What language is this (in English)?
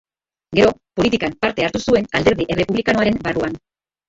Basque